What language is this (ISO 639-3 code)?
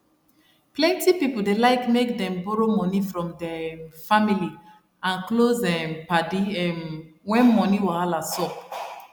pcm